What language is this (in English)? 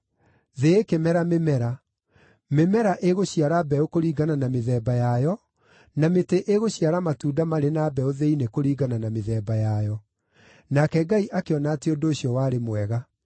Kikuyu